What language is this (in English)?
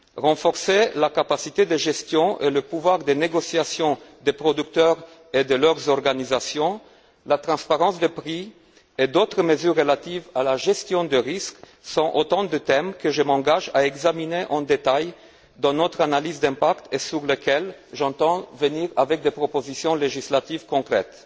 French